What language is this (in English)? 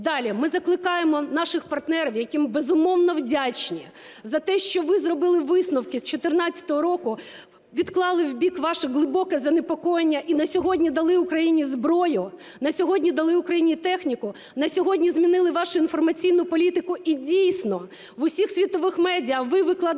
Ukrainian